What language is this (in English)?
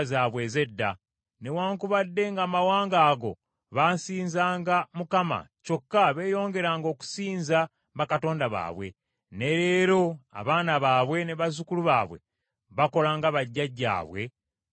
Ganda